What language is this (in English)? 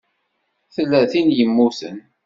Kabyle